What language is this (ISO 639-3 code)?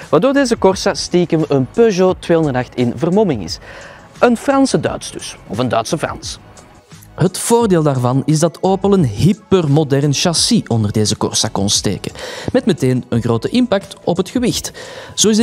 nld